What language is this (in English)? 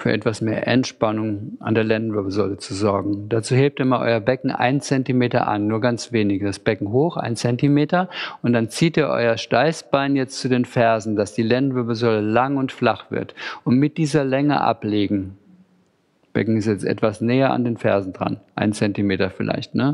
German